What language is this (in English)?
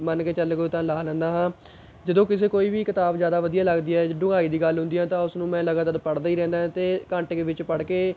Punjabi